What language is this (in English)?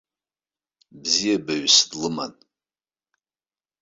Abkhazian